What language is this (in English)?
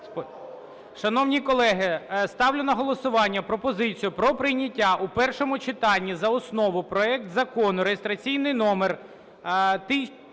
Ukrainian